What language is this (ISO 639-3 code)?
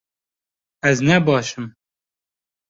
kur